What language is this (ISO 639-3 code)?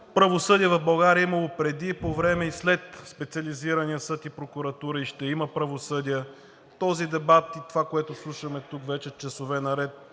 bul